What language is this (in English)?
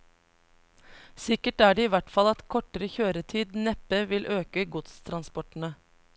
Norwegian